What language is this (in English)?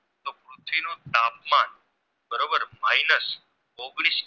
Gujarati